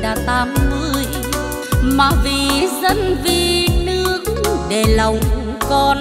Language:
Vietnamese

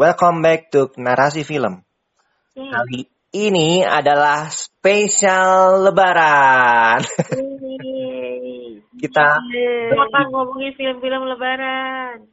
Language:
Indonesian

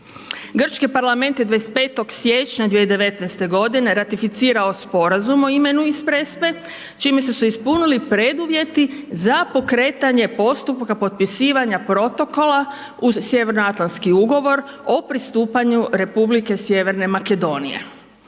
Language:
Croatian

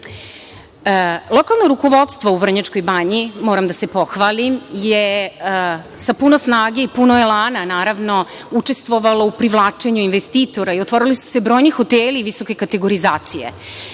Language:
Serbian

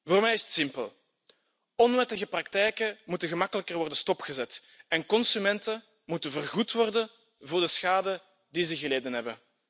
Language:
Dutch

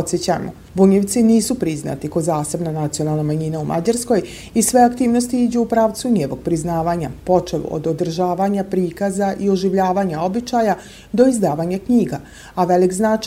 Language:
Croatian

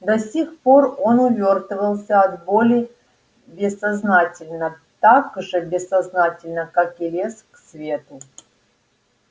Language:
Russian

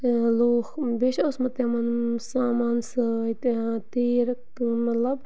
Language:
Kashmiri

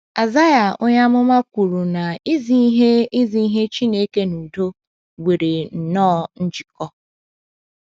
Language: Igbo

